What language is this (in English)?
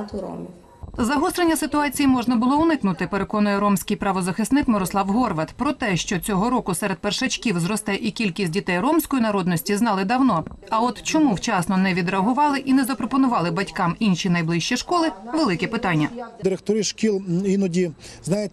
Ukrainian